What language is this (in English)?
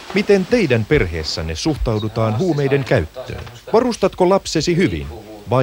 Finnish